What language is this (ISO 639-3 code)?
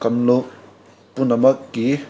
mni